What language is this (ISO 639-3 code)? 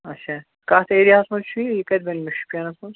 kas